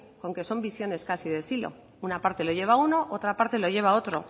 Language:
Spanish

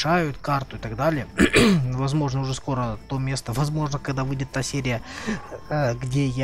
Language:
Russian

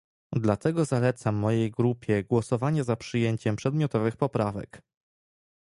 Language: Polish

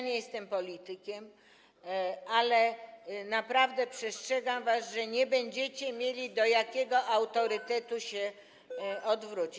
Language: Polish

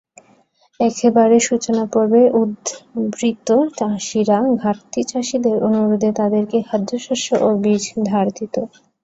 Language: Bangla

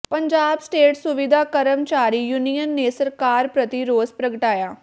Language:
Punjabi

